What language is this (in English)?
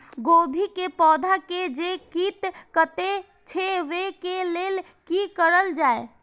Maithili